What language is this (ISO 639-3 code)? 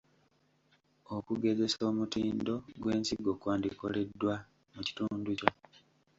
lug